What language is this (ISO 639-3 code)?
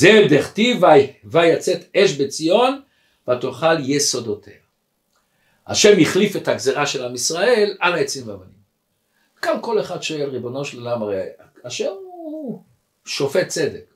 heb